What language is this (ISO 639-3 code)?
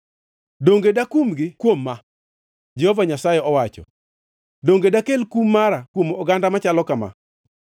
luo